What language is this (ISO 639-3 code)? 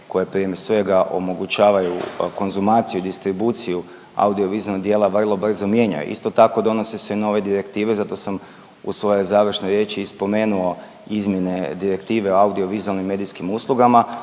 hrv